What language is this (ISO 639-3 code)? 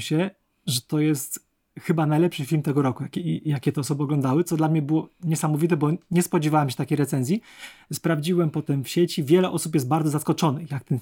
pol